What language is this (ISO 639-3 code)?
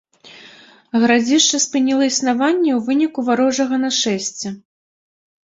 bel